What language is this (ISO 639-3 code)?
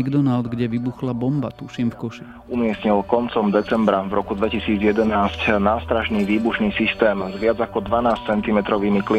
slk